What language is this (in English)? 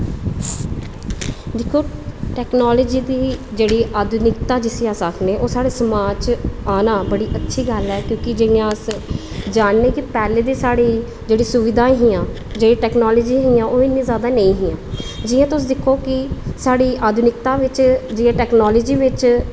Dogri